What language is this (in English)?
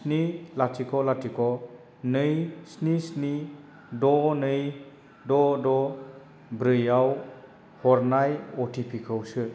Bodo